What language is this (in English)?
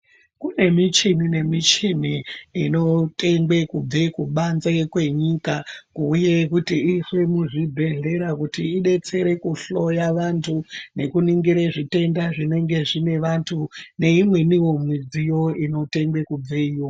Ndau